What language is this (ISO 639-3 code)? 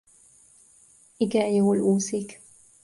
hun